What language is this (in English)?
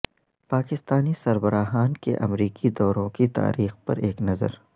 Urdu